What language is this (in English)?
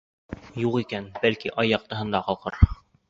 Bashkir